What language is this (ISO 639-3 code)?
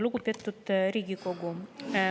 est